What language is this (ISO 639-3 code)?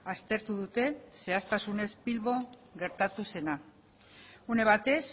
eus